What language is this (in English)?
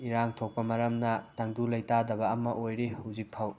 Manipuri